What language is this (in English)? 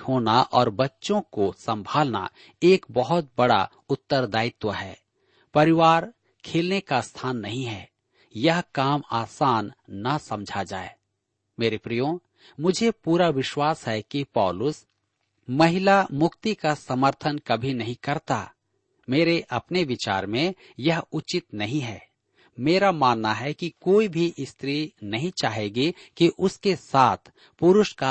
Hindi